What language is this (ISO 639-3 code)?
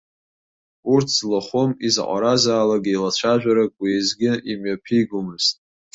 abk